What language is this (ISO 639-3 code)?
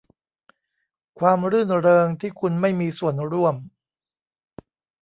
tha